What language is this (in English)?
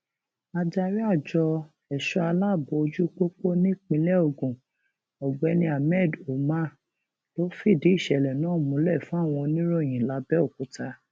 Yoruba